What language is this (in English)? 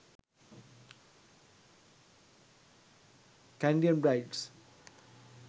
Sinhala